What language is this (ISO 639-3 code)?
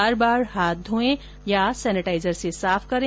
hin